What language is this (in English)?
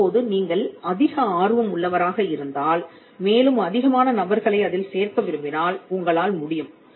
Tamil